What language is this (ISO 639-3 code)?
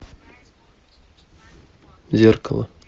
rus